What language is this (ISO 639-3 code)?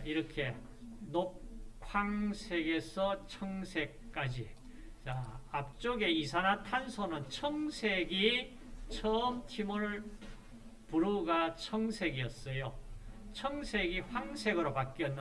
kor